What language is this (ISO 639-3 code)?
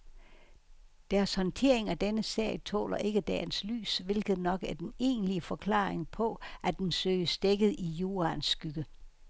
dan